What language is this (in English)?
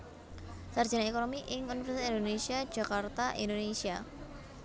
Javanese